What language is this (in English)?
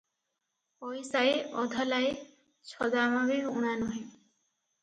Odia